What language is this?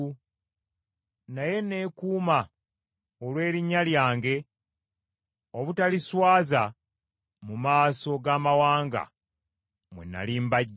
Ganda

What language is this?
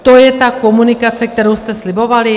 Czech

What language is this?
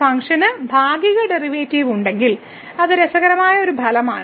Malayalam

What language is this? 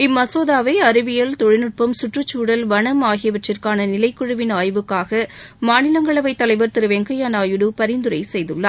Tamil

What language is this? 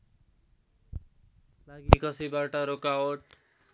Nepali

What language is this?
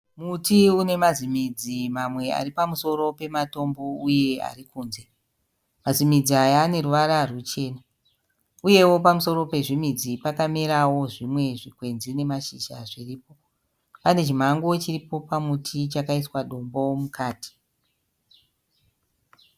Shona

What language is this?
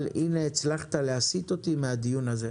Hebrew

